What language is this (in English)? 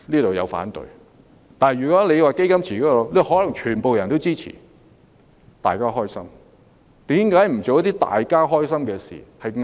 Cantonese